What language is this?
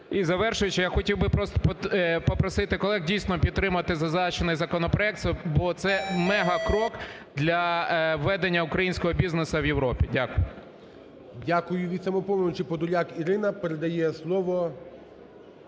Ukrainian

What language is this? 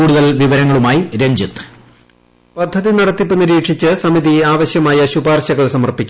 Malayalam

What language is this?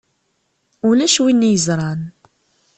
Kabyle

